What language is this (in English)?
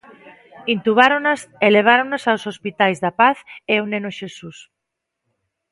Galician